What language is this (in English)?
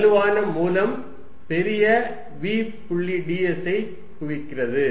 Tamil